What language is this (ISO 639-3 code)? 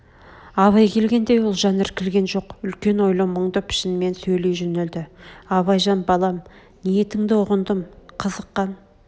kaz